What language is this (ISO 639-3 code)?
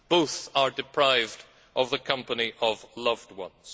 eng